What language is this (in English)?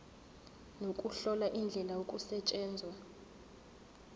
Zulu